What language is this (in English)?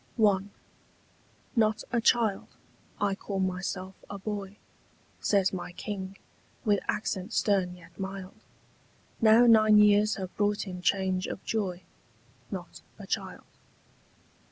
English